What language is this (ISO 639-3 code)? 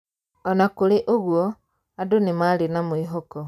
kik